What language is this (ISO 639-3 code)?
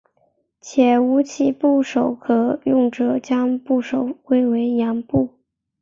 zho